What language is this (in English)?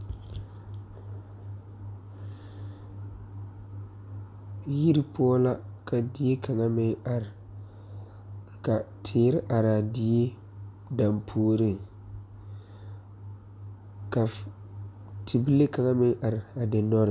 Southern Dagaare